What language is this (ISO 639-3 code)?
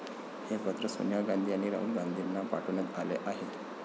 mar